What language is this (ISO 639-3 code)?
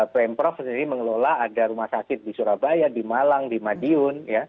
ind